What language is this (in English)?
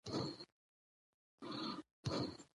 Pashto